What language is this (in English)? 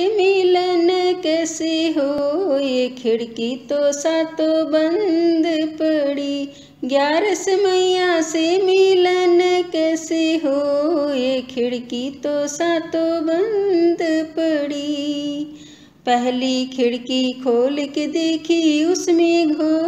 Hindi